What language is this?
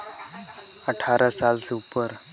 Chhattisgarhi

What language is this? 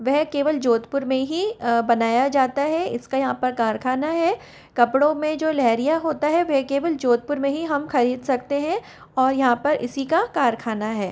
Hindi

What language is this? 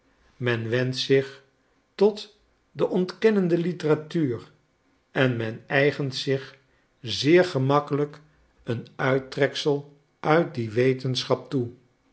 Dutch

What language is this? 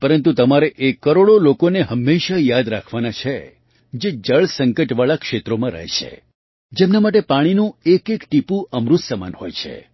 Gujarati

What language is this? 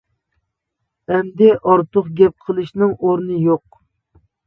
Uyghur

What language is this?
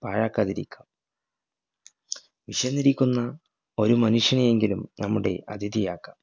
Malayalam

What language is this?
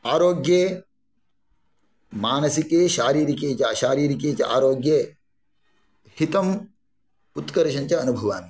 Sanskrit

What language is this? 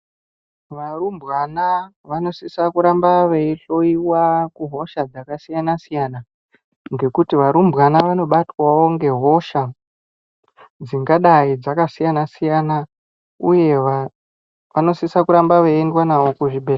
Ndau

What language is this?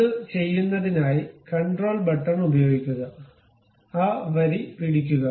Malayalam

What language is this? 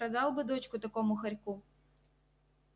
Russian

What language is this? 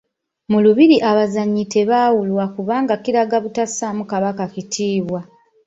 Ganda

